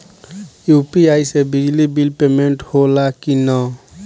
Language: Bhojpuri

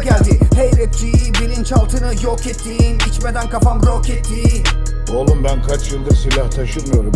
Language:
Dutch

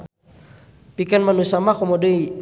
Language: Sundanese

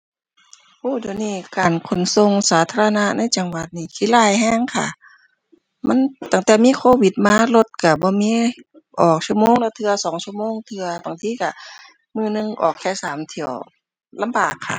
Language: Thai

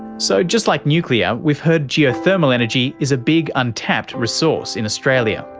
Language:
English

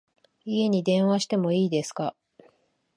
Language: Japanese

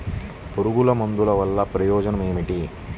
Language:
Telugu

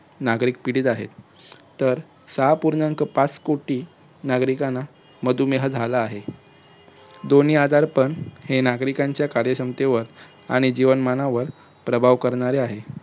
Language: Marathi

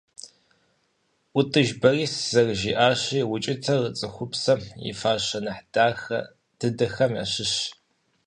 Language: Kabardian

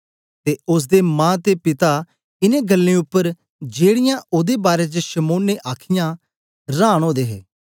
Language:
Dogri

